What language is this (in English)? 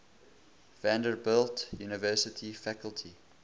English